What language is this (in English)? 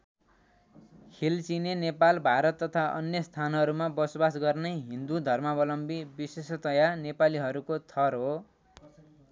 Nepali